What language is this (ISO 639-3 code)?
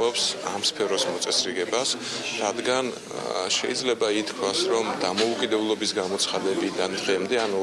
rus